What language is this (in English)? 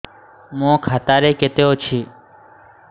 Odia